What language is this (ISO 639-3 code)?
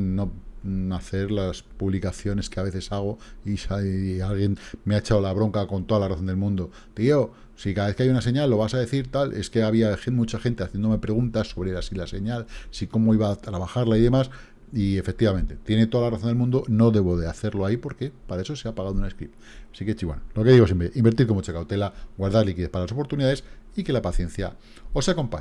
spa